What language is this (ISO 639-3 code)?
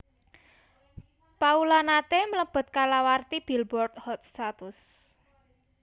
jav